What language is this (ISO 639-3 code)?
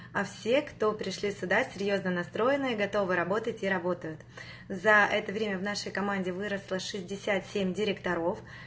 rus